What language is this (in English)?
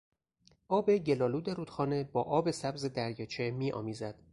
Persian